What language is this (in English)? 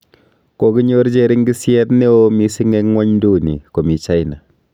Kalenjin